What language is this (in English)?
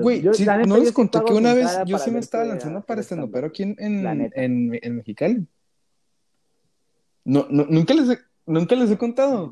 Spanish